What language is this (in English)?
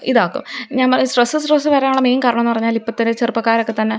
Malayalam